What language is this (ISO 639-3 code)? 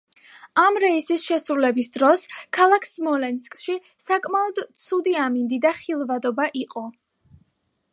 kat